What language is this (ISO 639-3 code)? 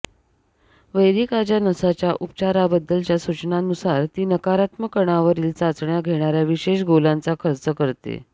mar